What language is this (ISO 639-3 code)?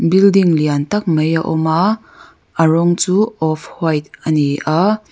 lus